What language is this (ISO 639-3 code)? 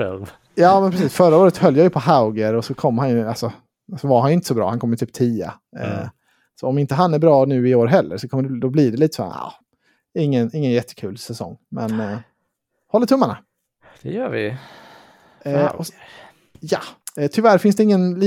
swe